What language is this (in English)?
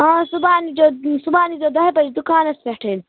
Kashmiri